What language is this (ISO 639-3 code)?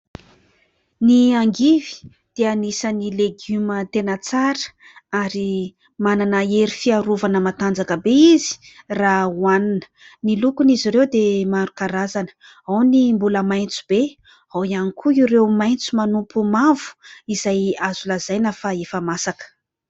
mlg